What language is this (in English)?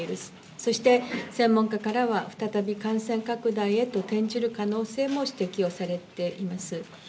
Japanese